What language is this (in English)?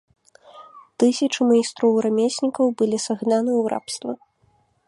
Belarusian